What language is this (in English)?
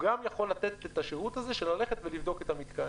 Hebrew